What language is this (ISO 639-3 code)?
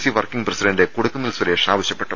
mal